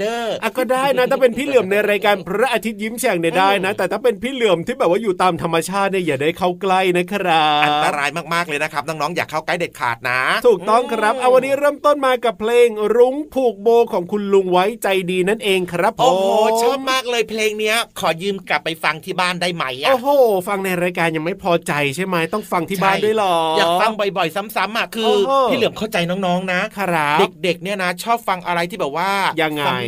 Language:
Thai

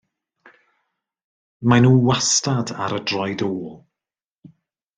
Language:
Welsh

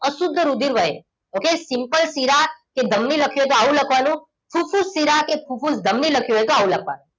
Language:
Gujarati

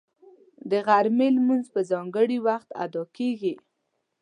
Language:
Pashto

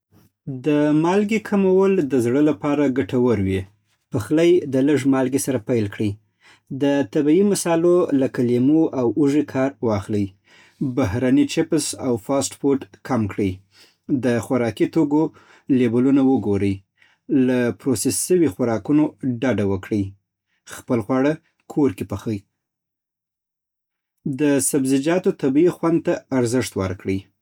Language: Southern Pashto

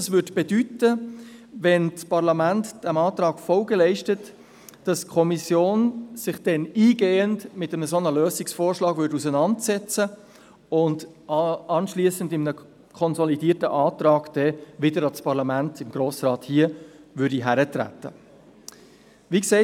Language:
Swiss German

